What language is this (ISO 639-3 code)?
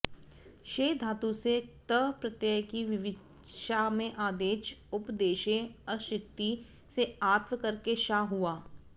san